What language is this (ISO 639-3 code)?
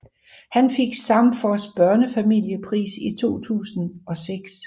dan